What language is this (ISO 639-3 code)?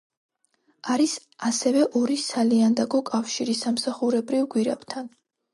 kat